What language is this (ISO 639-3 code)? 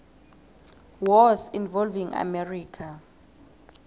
nbl